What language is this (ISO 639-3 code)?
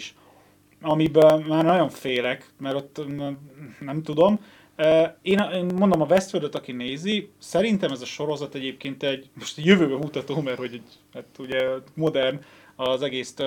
hun